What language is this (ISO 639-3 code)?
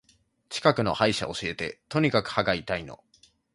jpn